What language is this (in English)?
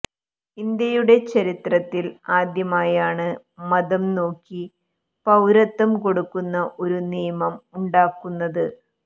Malayalam